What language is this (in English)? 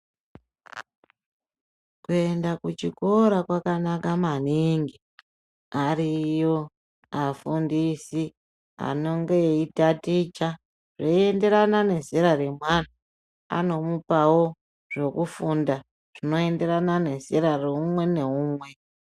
Ndau